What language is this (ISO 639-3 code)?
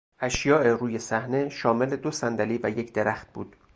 fas